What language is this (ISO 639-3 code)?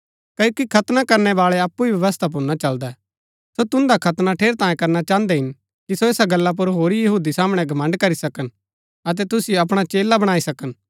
gbk